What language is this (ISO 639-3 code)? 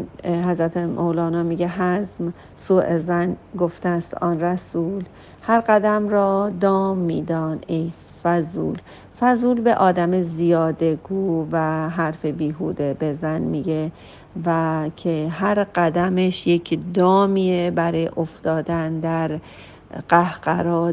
fas